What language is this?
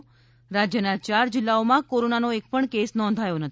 Gujarati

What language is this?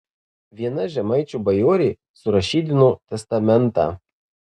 Lithuanian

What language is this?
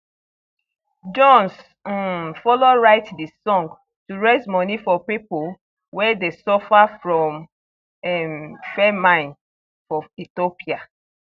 Nigerian Pidgin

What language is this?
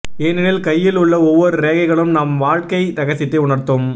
Tamil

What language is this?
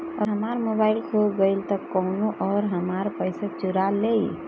Bhojpuri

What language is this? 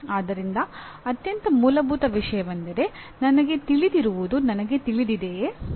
Kannada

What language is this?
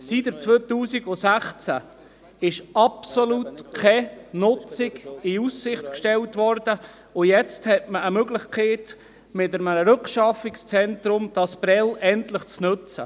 Swiss German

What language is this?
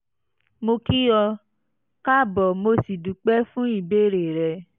Yoruba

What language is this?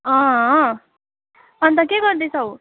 Nepali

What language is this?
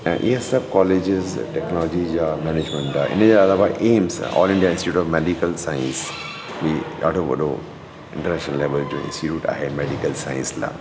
Sindhi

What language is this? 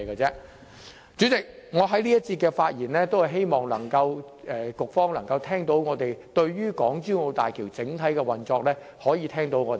Cantonese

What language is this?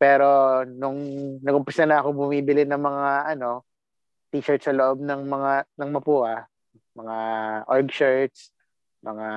Filipino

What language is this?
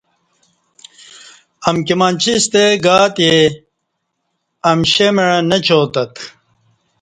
Kati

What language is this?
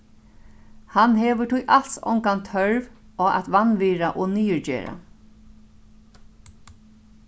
Faroese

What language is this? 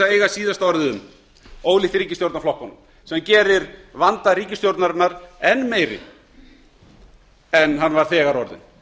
Icelandic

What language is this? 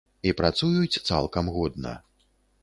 Belarusian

